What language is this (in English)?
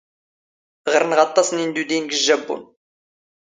Standard Moroccan Tamazight